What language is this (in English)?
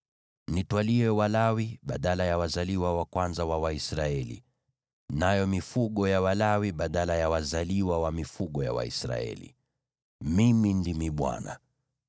Swahili